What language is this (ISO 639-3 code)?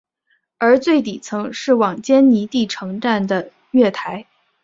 zho